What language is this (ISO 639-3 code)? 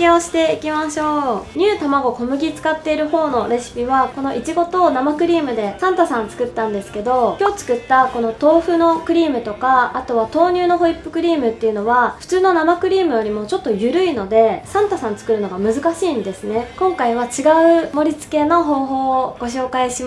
jpn